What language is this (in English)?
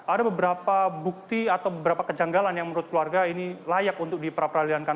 Indonesian